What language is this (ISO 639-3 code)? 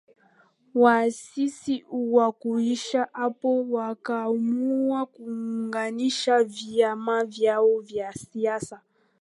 swa